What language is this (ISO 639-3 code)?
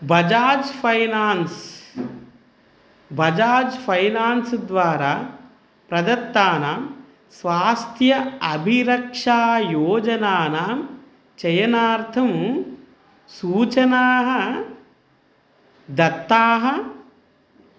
san